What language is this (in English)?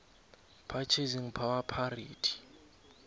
South Ndebele